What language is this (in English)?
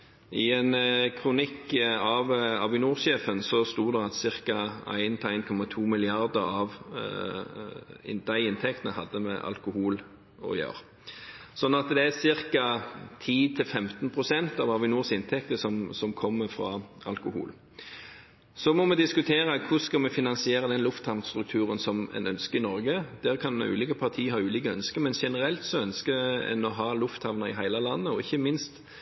Norwegian Bokmål